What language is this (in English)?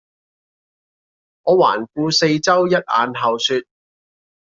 Cantonese